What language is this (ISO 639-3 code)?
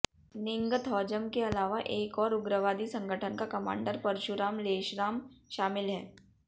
hin